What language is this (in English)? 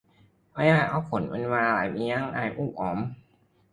Thai